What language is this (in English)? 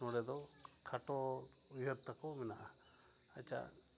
Santali